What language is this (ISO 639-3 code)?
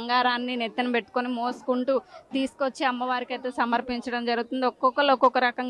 tel